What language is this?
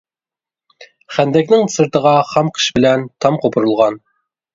Uyghur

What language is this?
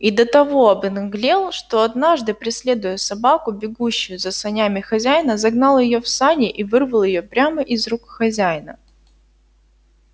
Russian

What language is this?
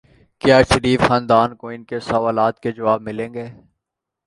Urdu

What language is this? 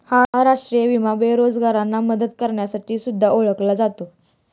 Marathi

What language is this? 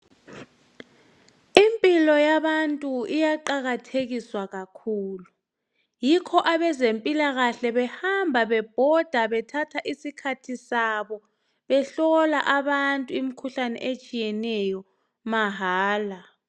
North Ndebele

